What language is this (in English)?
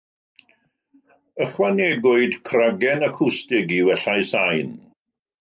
Welsh